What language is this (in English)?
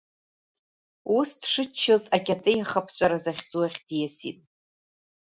Abkhazian